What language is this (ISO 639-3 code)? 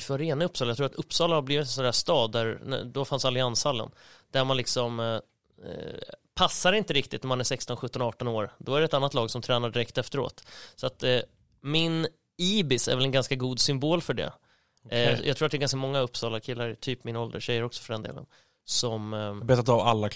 swe